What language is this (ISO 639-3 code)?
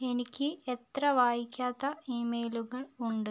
mal